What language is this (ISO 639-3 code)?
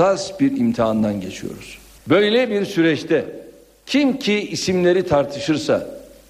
tur